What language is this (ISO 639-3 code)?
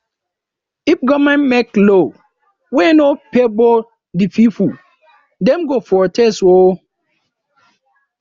pcm